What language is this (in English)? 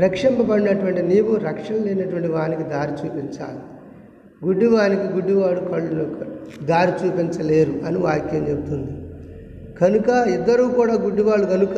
Telugu